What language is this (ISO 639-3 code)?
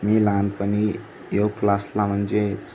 mar